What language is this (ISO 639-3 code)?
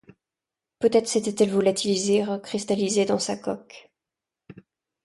fra